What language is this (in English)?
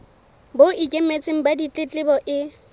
Southern Sotho